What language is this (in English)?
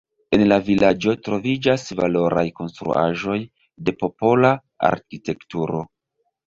Esperanto